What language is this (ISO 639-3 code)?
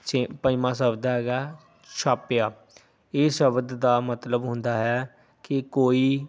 pan